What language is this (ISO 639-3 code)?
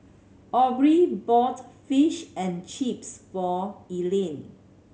eng